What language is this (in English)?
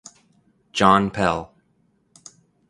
English